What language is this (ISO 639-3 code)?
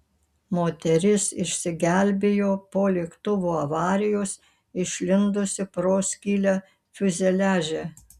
lit